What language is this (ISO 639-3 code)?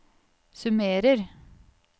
nor